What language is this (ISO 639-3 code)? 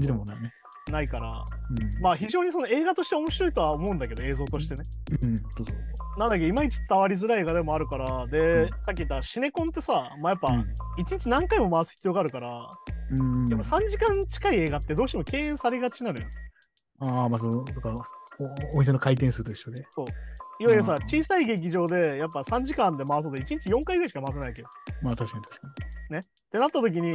jpn